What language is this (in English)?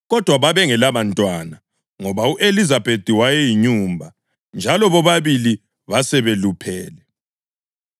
North Ndebele